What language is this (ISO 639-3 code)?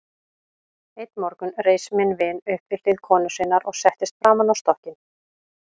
isl